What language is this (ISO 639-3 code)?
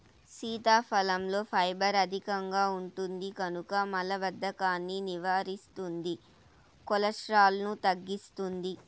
tel